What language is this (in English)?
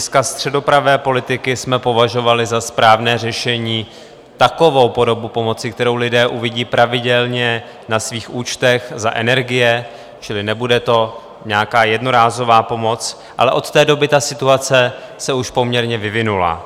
Czech